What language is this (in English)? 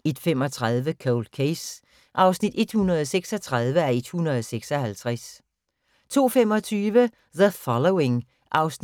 Danish